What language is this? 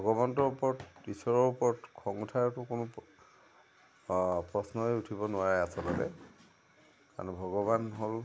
Assamese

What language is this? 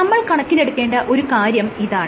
Malayalam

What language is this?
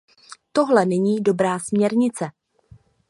Czech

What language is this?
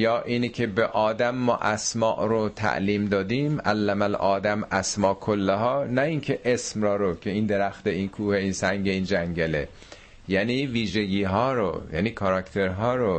Persian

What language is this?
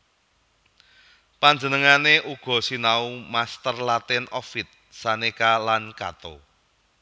Javanese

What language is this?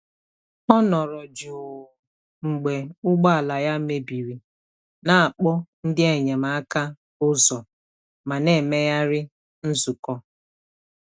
Igbo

